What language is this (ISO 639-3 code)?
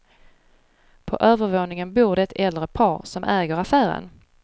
swe